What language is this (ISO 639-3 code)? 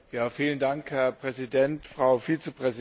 deu